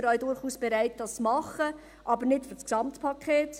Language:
Swiss German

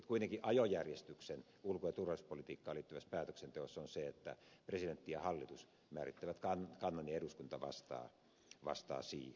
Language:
Finnish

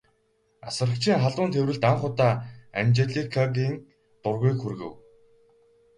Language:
Mongolian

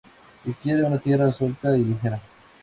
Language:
Spanish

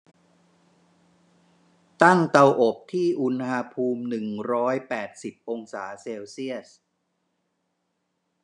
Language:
Thai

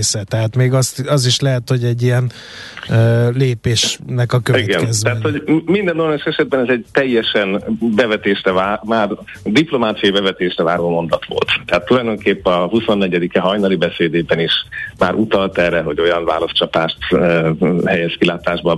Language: Hungarian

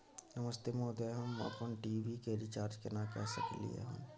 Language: Maithili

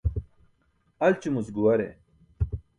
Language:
Burushaski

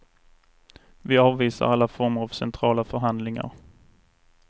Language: Swedish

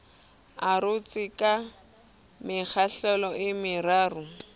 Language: Southern Sotho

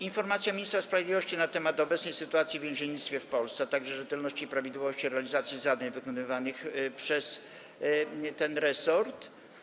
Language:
Polish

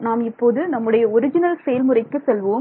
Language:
Tamil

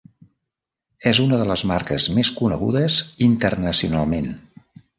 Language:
Catalan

